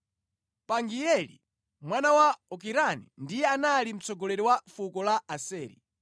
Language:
Nyanja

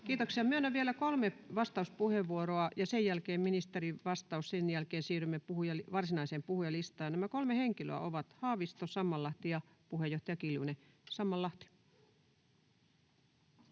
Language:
Finnish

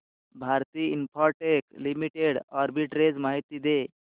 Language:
Marathi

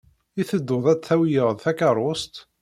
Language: Kabyle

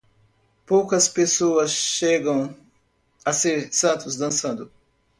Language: Portuguese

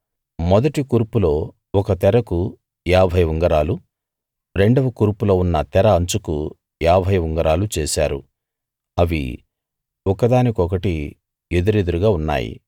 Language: Telugu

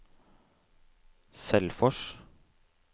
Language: Norwegian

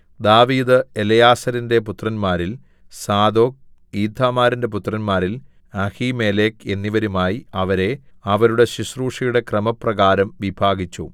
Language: Malayalam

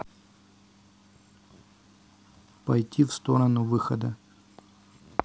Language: Russian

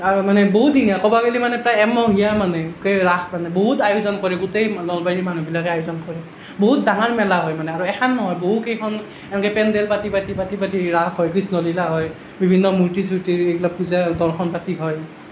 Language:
Assamese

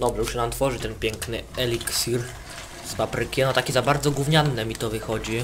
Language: Polish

